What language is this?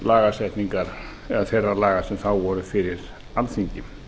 Icelandic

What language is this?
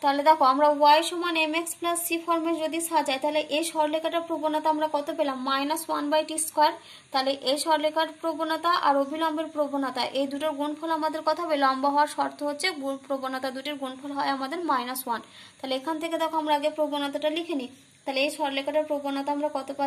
Romanian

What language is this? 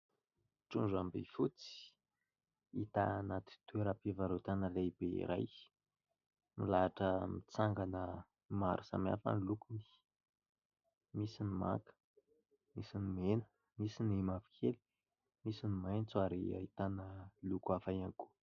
Malagasy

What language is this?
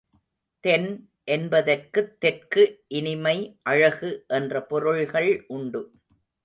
Tamil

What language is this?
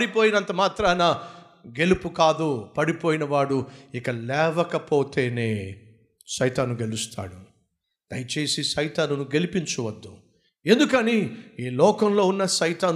Telugu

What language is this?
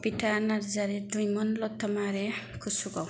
Bodo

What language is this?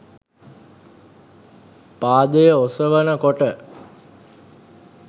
Sinhala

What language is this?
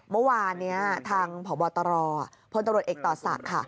Thai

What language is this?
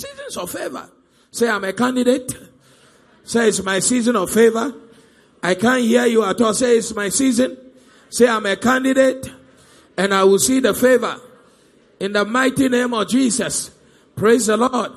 English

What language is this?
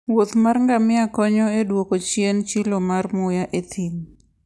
Luo (Kenya and Tanzania)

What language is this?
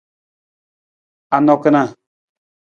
Nawdm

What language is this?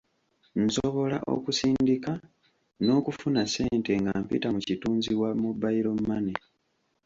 Ganda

